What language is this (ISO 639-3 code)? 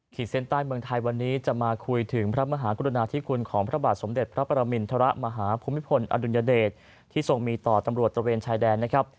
tha